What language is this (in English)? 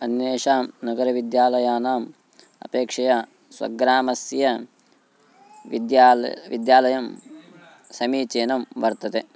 Sanskrit